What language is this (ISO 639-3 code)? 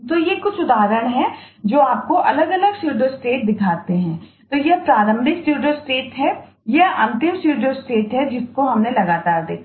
hin